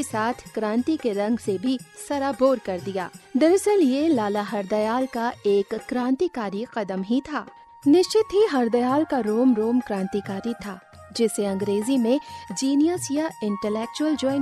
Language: Hindi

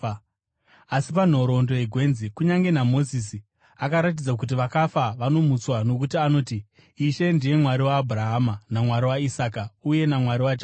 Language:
Shona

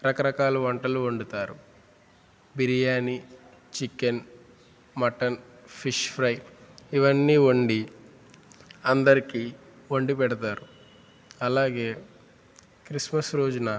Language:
Telugu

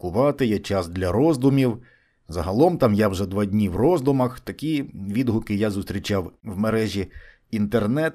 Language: Ukrainian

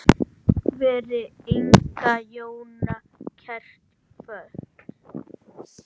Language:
Icelandic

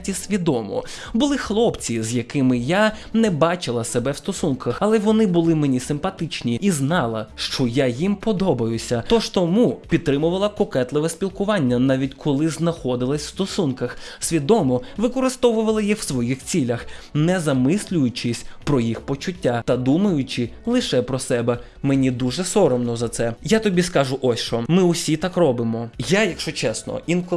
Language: Ukrainian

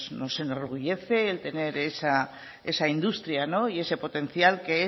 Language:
Spanish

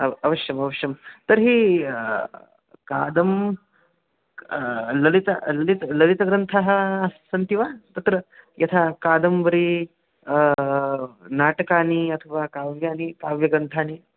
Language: Sanskrit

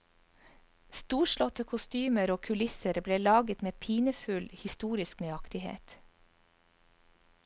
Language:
Norwegian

